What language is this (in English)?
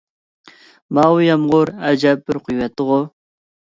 Uyghur